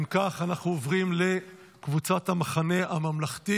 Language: Hebrew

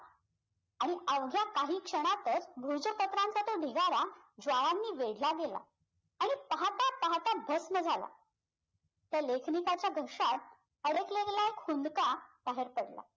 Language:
Marathi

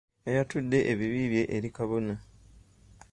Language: Ganda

